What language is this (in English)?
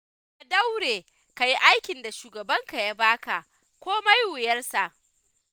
Hausa